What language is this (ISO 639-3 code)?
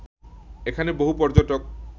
ben